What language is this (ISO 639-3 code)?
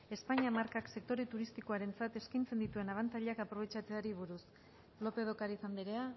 eus